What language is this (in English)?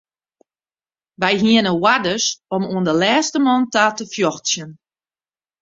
Western Frisian